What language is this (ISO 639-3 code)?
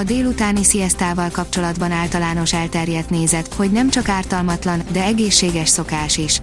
hun